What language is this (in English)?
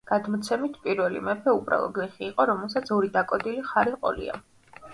Georgian